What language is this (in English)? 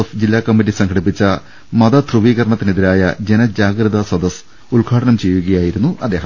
Malayalam